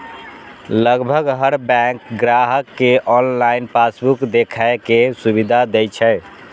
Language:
Maithili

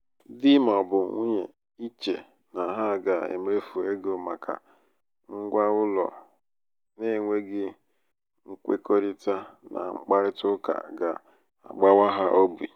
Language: Igbo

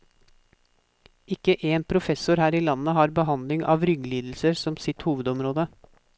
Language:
Norwegian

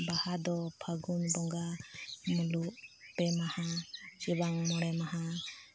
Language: Santali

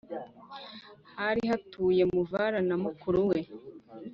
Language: Kinyarwanda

